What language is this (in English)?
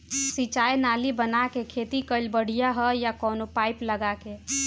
Bhojpuri